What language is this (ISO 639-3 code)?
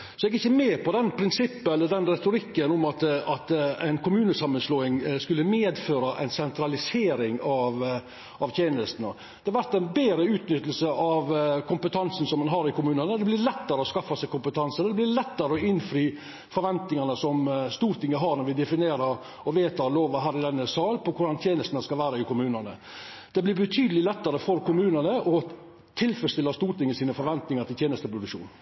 nno